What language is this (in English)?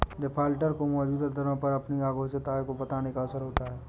Hindi